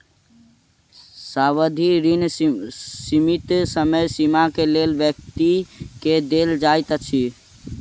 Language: Maithili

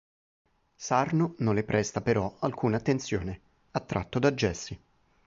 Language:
Italian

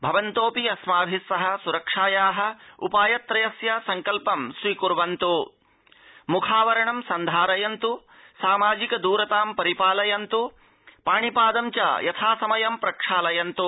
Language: Sanskrit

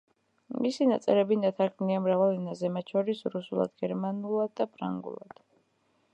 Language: Georgian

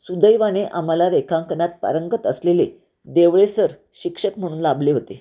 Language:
Marathi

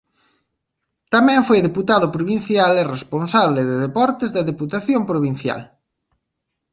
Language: Galician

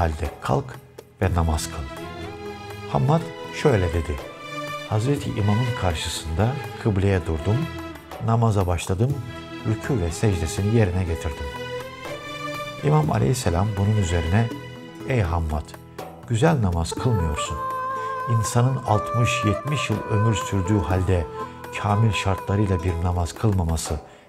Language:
Turkish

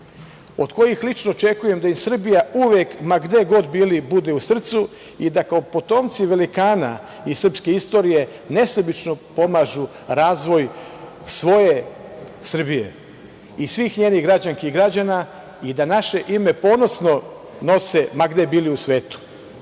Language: Serbian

